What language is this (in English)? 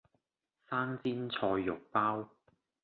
Cantonese